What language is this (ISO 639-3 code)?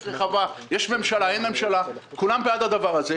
heb